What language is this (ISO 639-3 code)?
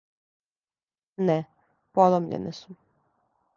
srp